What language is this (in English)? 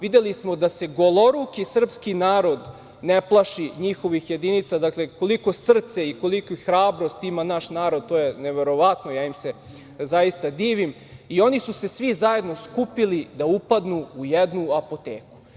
Serbian